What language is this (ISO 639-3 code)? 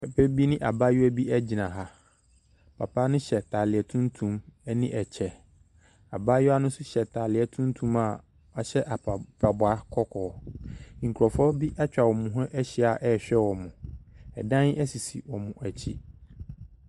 aka